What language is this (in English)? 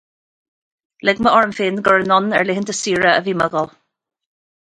Irish